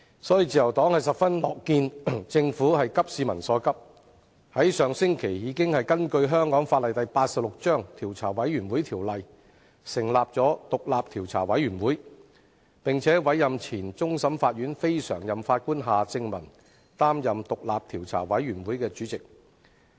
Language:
Cantonese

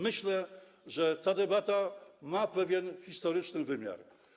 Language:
Polish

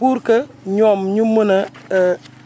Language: Wolof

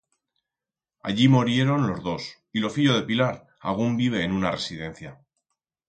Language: Aragonese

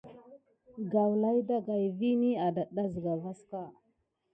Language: Gidar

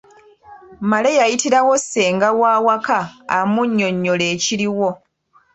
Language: Ganda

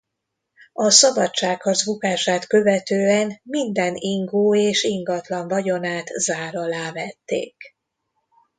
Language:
Hungarian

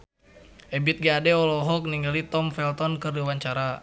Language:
Sundanese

